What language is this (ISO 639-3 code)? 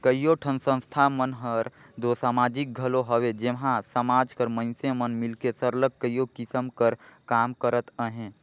hne